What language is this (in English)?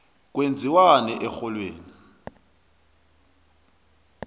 South Ndebele